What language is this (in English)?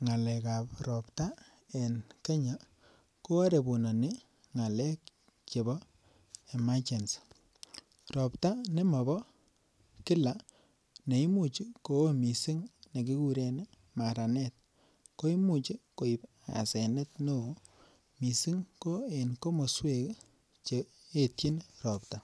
Kalenjin